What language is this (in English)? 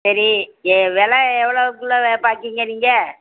Tamil